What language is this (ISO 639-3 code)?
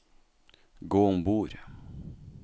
nor